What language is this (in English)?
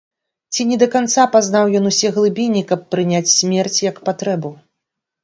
Belarusian